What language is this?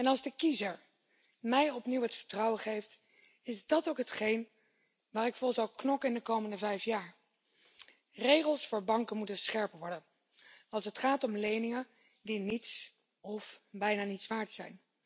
Dutch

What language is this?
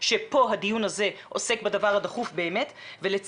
Hebrew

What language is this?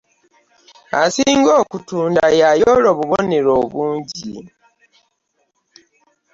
Ganda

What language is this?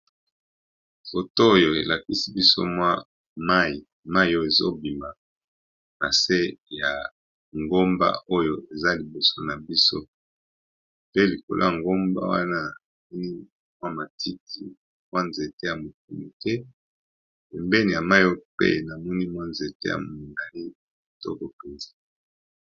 Lingala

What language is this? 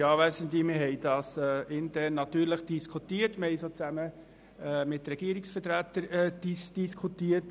Swiss German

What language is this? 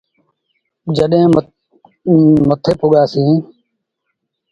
Sindhi Bhil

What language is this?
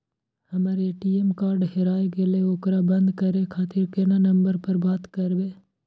Maithili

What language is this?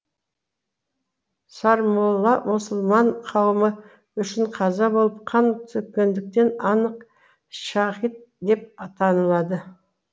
Kazakh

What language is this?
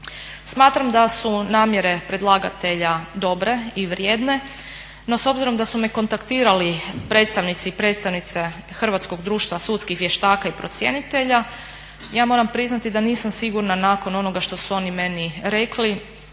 Croatian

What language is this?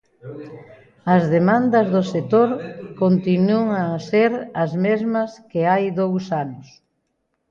Galician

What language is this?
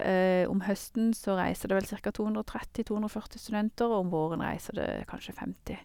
Norwegian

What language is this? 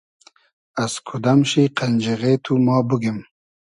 Hazaragi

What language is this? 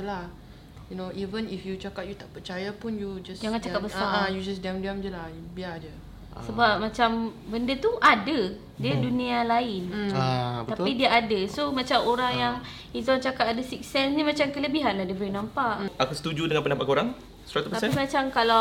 Malay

